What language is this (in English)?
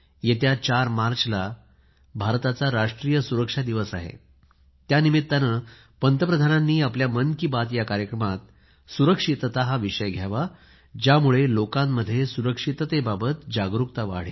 Marathi